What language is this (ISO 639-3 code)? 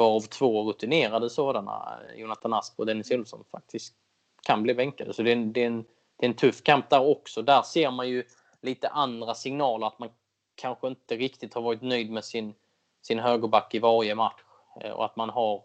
swe